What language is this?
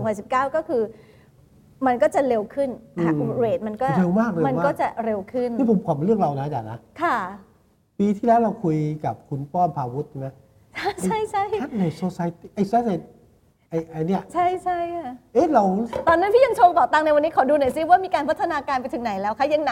Thai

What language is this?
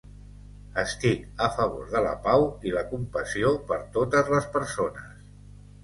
Catalan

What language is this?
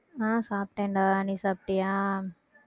Tamil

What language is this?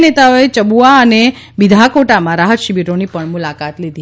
Gujarati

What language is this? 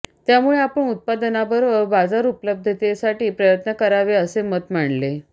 Marathi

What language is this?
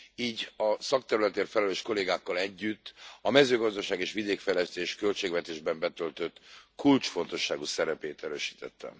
Hungarian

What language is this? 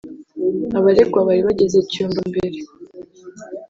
Kinyarwanda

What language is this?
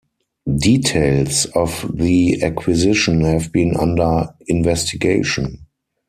English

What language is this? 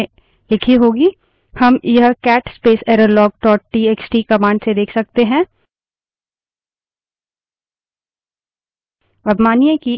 Hindi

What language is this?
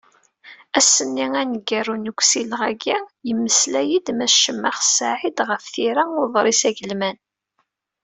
Kabyle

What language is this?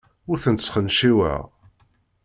Kabyle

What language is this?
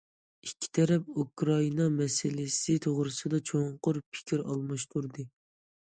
Uyghur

